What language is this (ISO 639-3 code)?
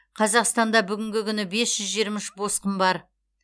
kaz